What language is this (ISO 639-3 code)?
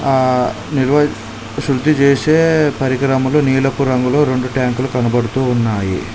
tel